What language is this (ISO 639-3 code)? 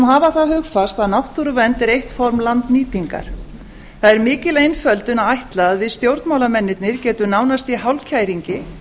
isl